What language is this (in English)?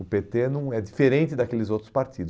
Portuguese